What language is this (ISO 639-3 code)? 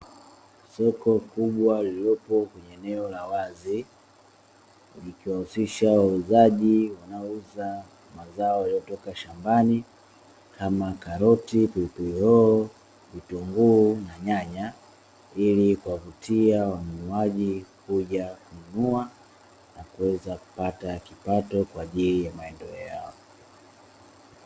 swa